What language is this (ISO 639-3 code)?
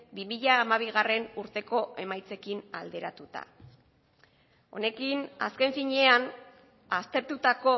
eus